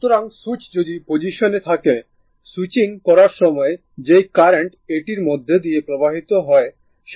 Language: Bangla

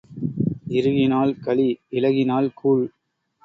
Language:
Tamil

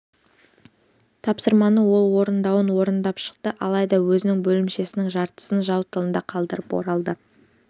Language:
Kazakh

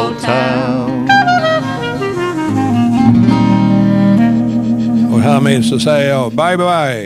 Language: Swedish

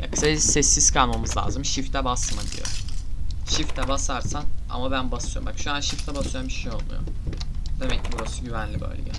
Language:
Turkish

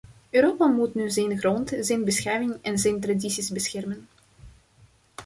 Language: Dutch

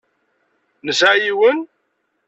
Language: Kabyle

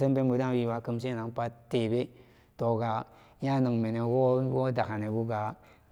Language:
Samba Daka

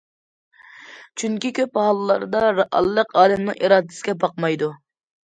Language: Uyghur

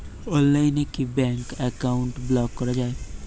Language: Bangla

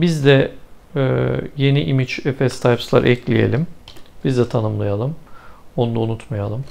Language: Turkish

